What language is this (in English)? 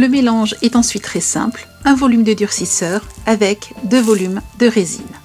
French